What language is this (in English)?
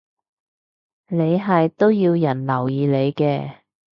Cantonese